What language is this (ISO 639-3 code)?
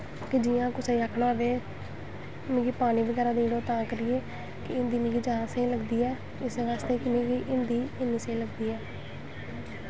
doi